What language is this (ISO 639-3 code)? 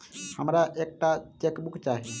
mai